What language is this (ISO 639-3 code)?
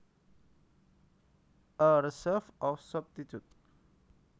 jav